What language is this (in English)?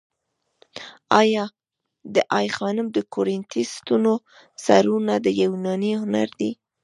Pashto